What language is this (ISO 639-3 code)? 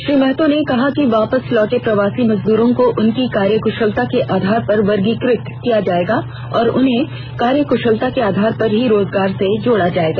hin